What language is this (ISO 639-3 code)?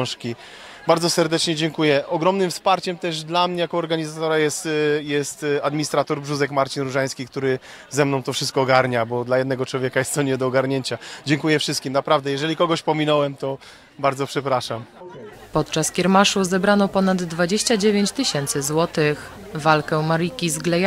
pol